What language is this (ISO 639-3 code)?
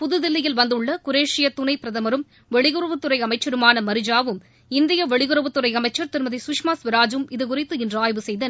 tam